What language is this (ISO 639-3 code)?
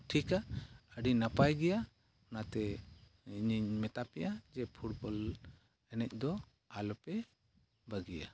sat